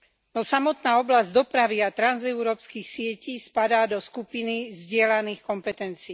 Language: Slovak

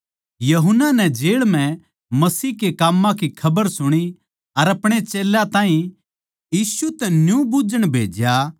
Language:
Haryanvi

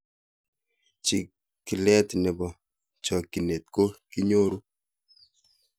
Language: Kalenjin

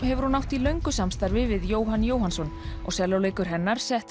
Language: Icelandic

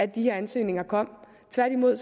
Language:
Danish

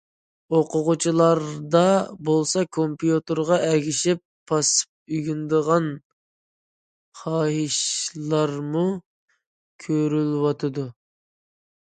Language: Uyghur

